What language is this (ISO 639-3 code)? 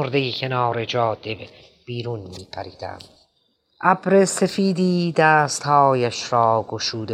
fas